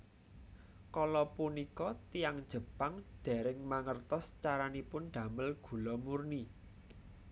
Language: Javanese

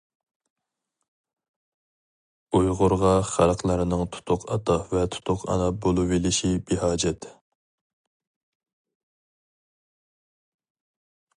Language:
Uyghur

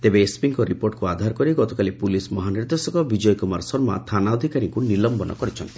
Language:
Odia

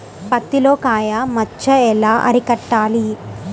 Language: Telugu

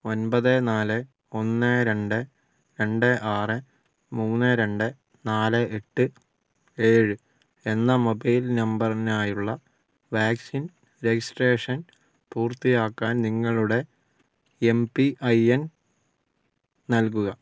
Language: Malayalam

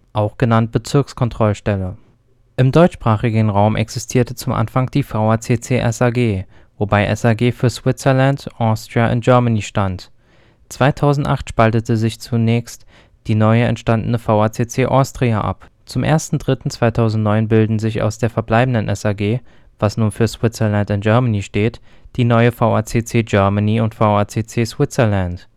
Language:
German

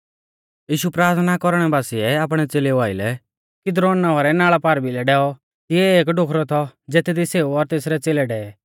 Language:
Mahasu Pahari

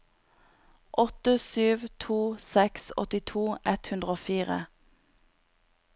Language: Norwegian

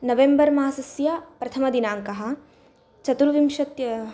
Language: Sanskrit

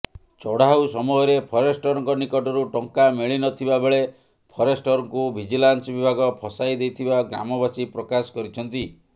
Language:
Odia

